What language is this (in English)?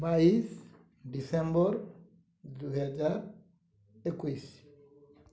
Odia